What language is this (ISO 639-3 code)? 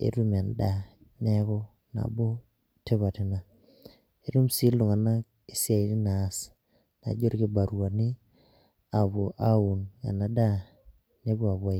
mas